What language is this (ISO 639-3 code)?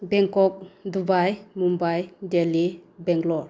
mni